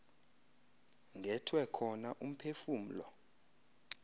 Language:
Xhosa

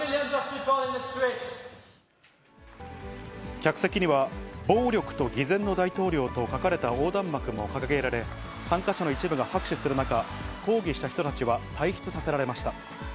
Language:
Japanese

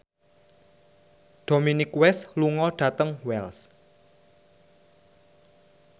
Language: Javanese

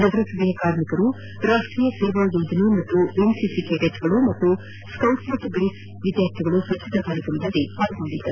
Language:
Kannada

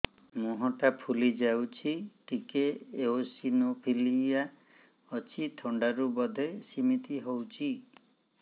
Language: Odia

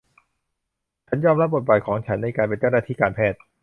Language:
Thai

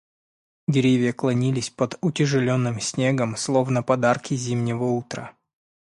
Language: Russian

